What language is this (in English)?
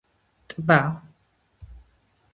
Georgian